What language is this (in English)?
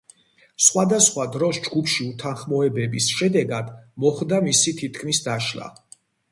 Georgian